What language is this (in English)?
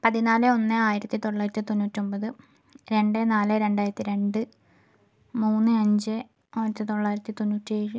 Malayalam